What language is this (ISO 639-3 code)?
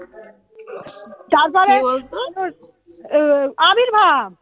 ben